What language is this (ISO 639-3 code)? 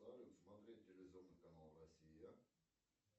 rus